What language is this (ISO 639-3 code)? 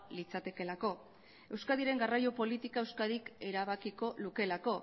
eus